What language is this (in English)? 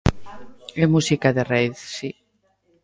Galician